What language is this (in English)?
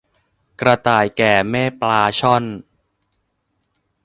Thai